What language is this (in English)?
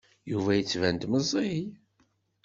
Kabyle